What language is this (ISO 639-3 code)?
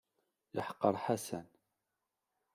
kab